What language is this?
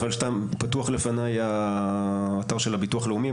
Hebrew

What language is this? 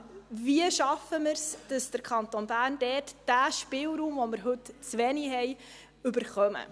Swiss German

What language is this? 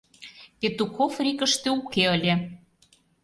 Mari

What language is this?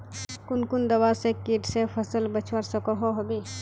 Magahi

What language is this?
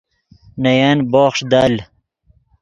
Yidgha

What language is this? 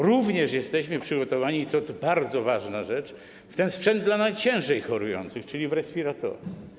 Polish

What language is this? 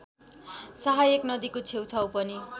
Nepali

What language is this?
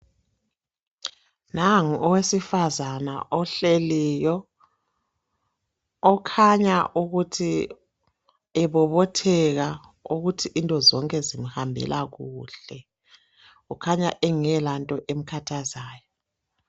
North Ndebele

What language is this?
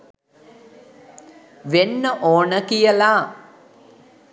Sinhala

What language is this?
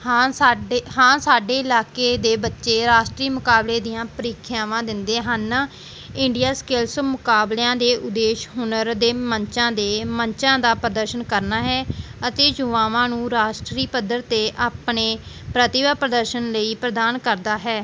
Punjabi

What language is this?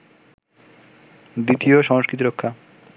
Bangla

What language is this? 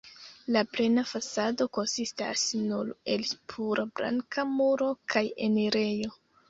Esperanto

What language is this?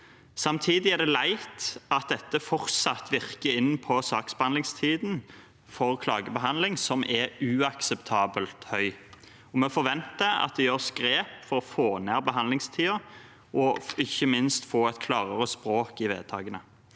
Norwegian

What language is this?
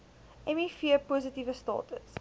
Afrikaans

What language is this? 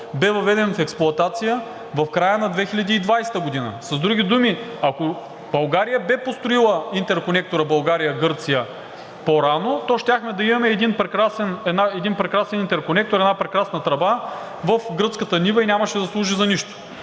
Bulgarian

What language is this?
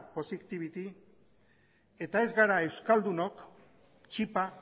Basque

